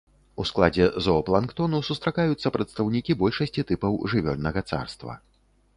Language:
Belarusian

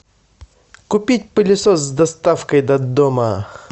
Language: Russian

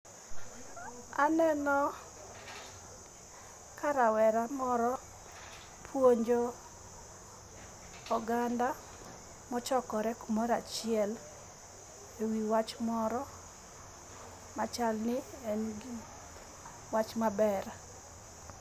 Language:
Luo (Kenya and Tanzania)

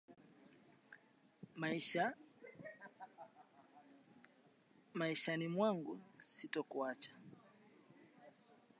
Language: Swahili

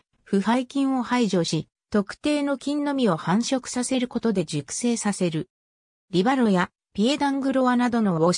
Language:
Japanese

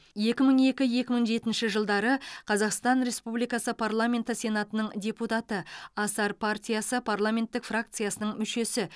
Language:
Kazakh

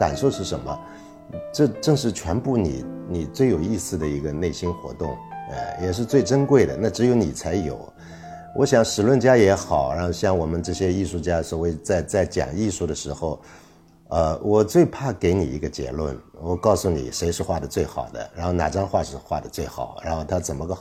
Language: Chinese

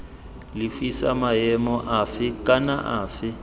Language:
Tswana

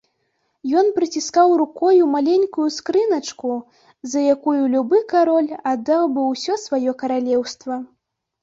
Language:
Belarusian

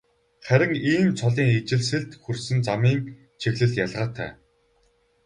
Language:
Mongolian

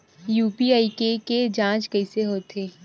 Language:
Chhattisgarhi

